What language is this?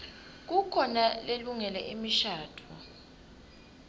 Swati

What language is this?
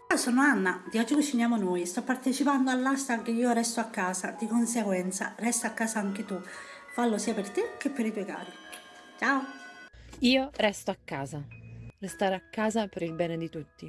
Italian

